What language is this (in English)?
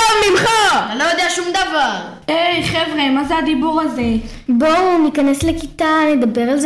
Hebrew